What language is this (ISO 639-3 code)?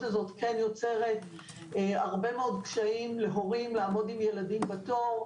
heb